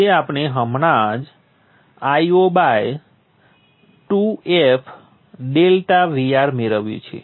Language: Gujarati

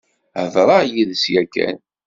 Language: Kabyle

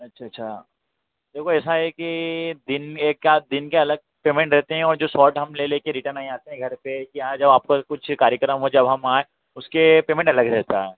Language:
Hindi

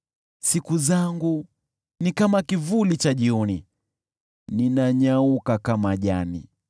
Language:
Swahili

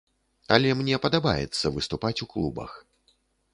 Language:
Belarusian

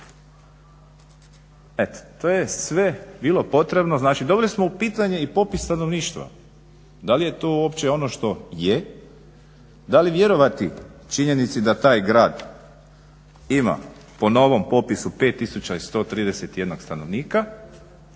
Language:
Croatian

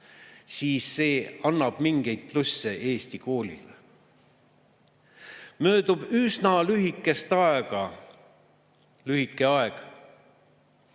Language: Estonian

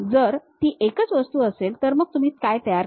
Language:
Marathi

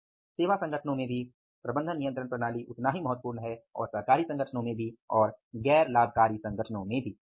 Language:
Hindi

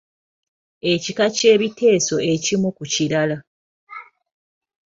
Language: Ganda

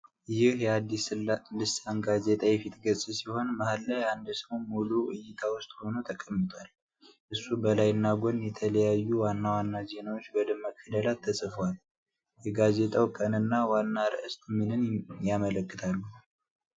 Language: Amharic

